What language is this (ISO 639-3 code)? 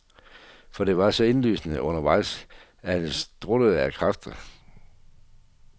dan